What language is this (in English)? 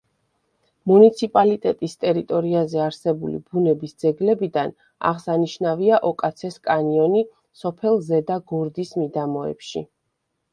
Georgian